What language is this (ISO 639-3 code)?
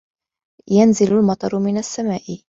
ara